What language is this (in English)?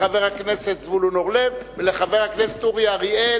Hebrew